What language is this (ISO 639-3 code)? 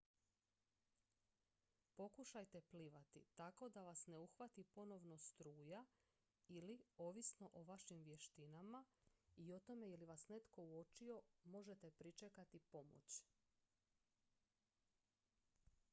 hrv